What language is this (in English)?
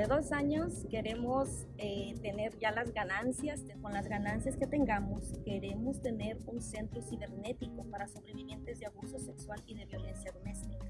Spanish